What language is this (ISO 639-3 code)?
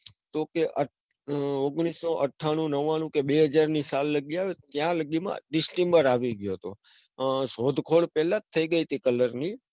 guj